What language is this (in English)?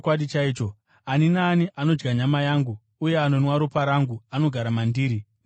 Shona